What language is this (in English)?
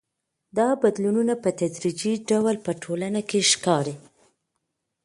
Pashto